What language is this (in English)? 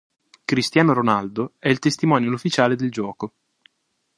Italian